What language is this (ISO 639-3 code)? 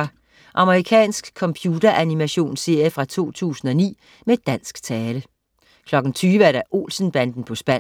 dan